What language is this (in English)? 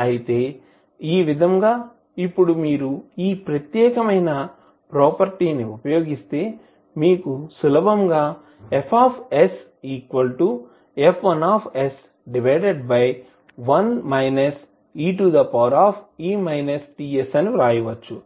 Telugu